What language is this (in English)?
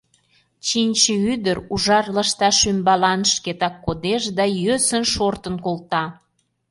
Mari